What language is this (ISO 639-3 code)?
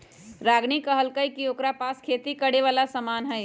mag